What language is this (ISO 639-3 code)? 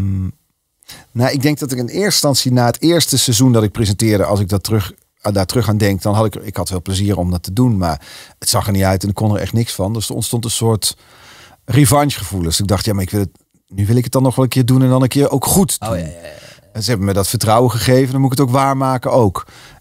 nld